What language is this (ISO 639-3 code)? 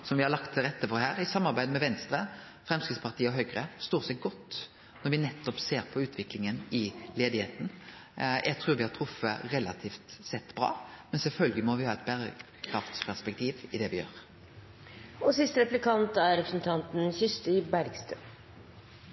nor